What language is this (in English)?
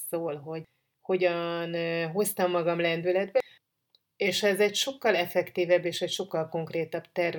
Hungarian